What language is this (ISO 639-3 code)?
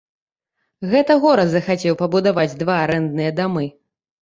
bel